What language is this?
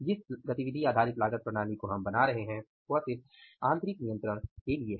Hindi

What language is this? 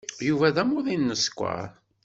Kabyle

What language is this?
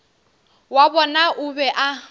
Northern Sotho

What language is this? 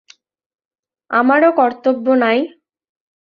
Bangla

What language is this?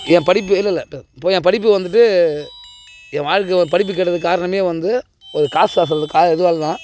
Tamil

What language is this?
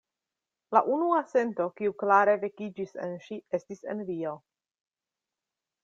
Esperanto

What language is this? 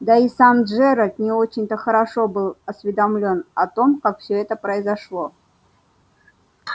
Russian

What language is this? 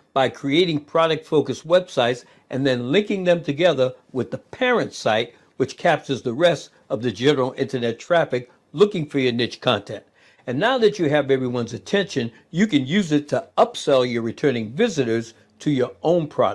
English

